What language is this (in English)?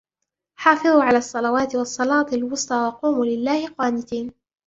Arabic